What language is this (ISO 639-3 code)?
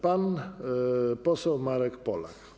pol